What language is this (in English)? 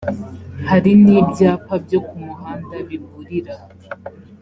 Kinyarwanda